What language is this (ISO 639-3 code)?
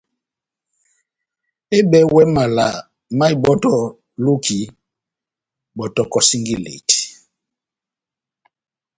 bnm